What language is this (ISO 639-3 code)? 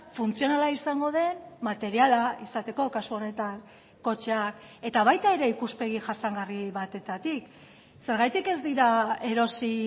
eus